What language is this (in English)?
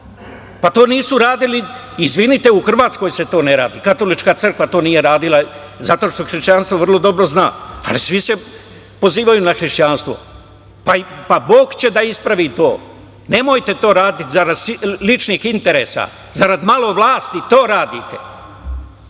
Serbian